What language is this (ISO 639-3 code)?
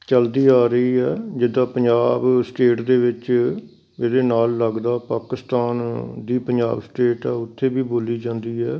pan